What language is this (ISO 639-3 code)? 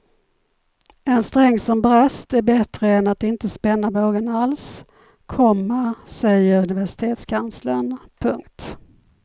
swe